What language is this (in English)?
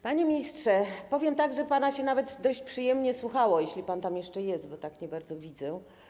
Polish